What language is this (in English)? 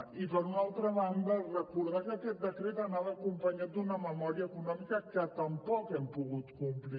Catalan